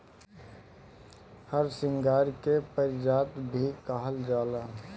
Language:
Bhojpuri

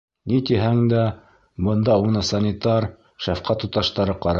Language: Bashkir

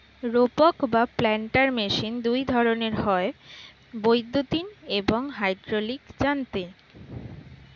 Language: Bangla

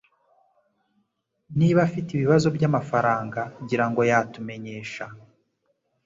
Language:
Kinyarwanda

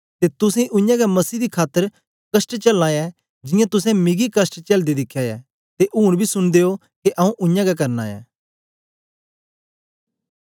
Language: Dogri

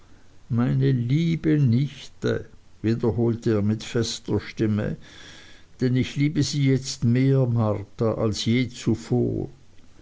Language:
German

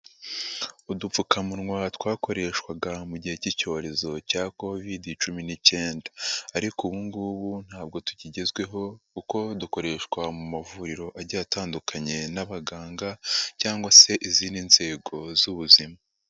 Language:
Kinyarwanda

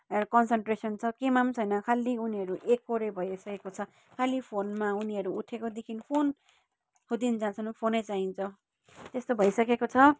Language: Nepali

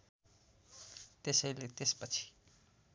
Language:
Nepali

